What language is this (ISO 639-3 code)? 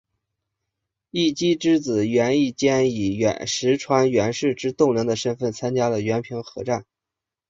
zho